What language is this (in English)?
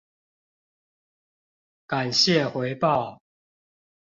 Chinese